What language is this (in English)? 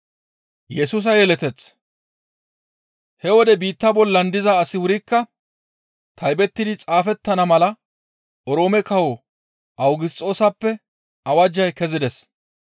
Gamo